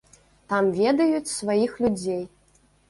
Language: Belarusian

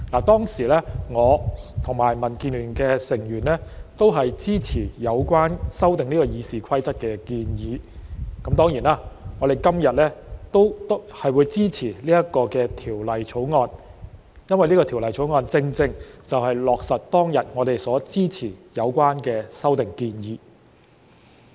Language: Cantonese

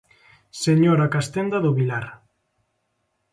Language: Galician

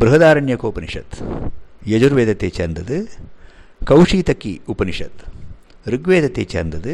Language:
Tamil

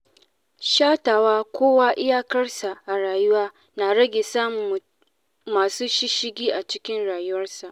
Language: Hausa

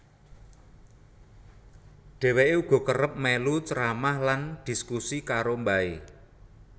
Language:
Javanese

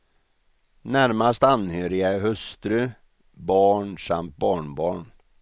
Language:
Swedish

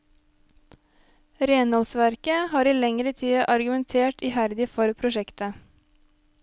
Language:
Norwegian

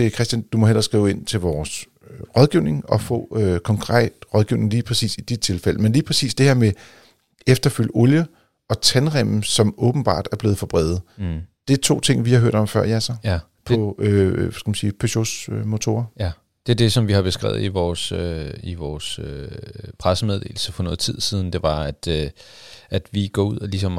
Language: Danish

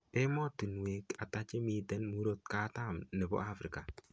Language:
Kalenjin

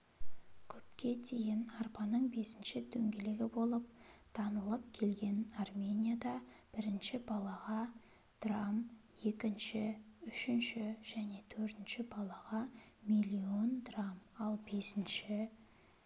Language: Kazakh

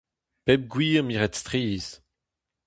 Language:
Breton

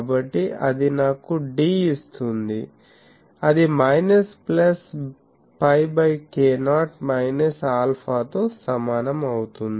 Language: Telugu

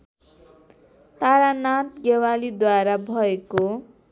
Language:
Nepali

